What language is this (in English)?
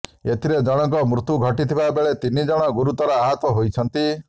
Odia